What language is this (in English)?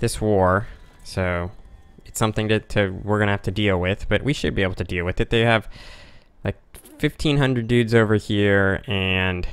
English